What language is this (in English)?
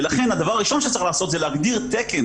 Hebrew